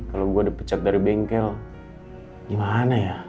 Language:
Indonesian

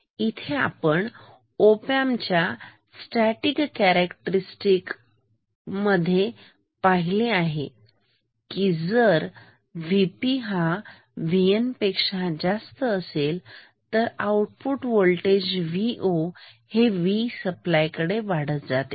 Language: Marathi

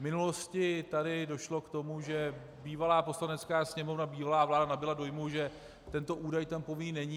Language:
Czech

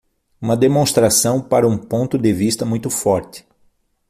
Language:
Portuguese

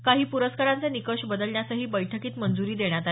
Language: Marathi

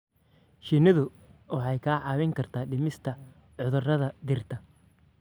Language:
Somali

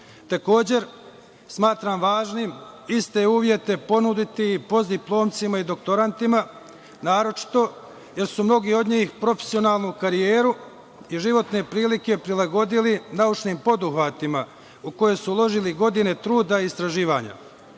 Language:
Serbian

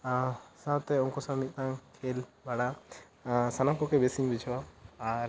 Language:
Santali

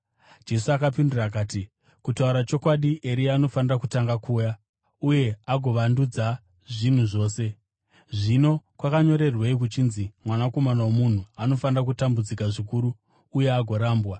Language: Shona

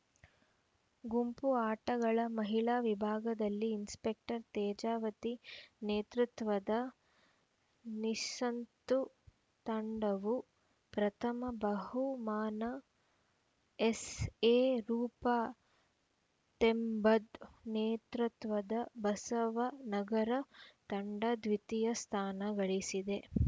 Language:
Kannada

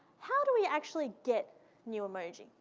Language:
English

